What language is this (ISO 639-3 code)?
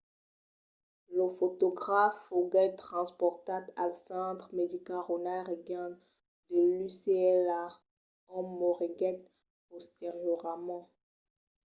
oci